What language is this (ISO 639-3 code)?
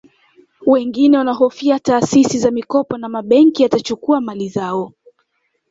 swa